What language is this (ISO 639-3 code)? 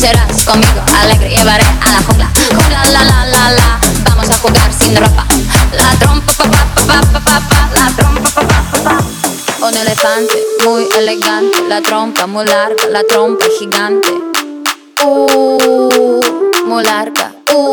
ukr